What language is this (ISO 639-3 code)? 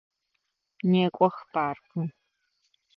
ady